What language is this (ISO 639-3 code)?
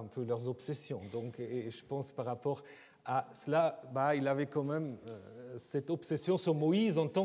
fra